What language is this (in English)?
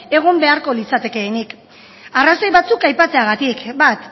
Basque